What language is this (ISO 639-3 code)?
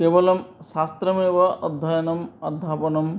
san